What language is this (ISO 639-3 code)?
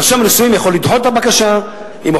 heb